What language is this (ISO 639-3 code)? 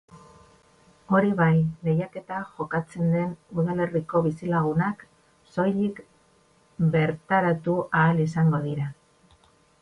eus